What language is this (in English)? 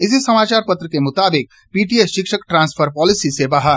Hindi